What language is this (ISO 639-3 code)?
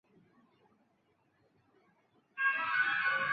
zho